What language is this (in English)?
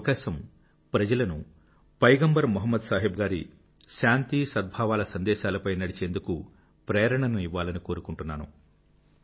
Telugu